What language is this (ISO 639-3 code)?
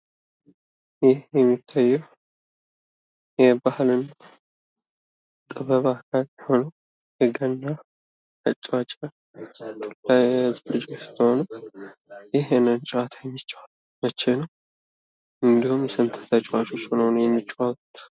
amh